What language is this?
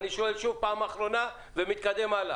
Hebrew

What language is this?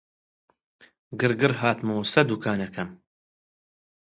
Central Kurdish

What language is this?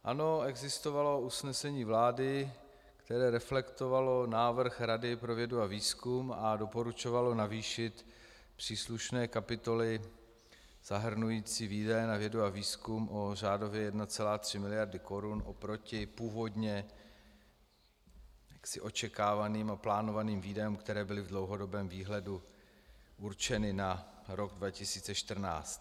Czech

